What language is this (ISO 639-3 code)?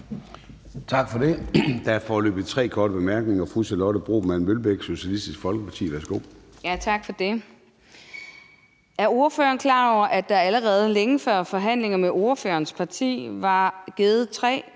dan